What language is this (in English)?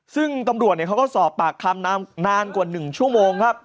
Thai